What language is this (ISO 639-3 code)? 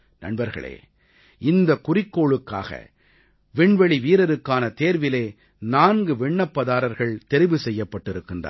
tam